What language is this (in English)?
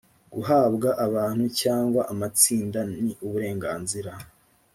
Kinyarwanda